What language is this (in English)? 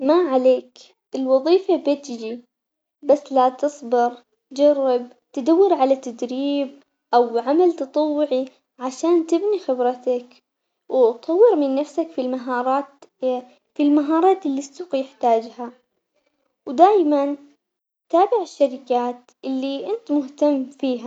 Omani Arabic